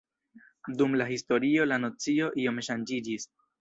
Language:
Esperanto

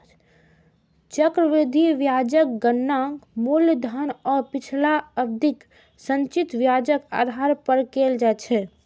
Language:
Maithili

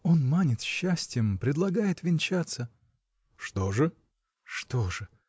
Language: Russian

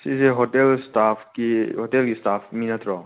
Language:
Manipuri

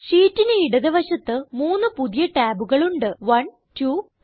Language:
Malayalam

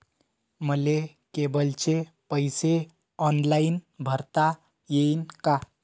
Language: Marathi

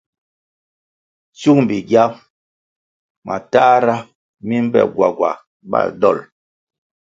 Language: Kwasio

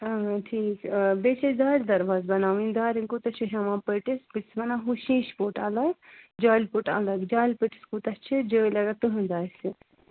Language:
Kashmiri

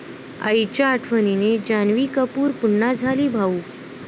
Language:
Marathi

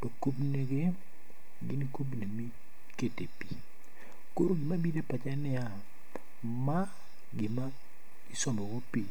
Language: Luo (Kenya and Tanzania)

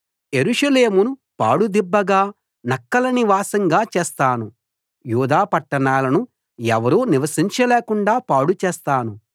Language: Telugu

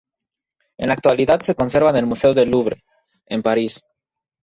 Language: Spanish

